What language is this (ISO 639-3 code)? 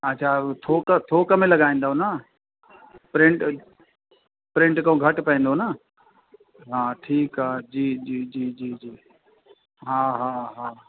snd